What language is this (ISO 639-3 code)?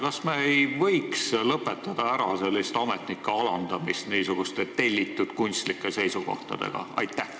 est